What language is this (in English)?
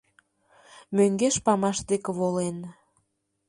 Mari